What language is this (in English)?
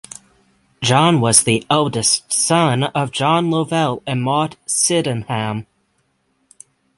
English